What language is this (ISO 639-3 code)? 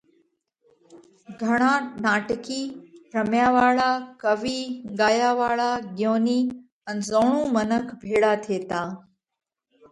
kvx